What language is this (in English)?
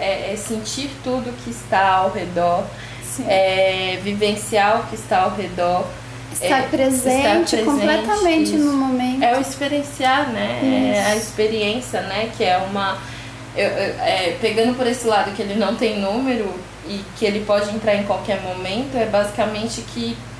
Portuguese